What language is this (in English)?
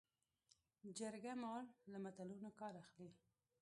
Pashto